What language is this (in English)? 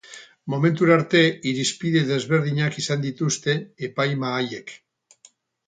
Basque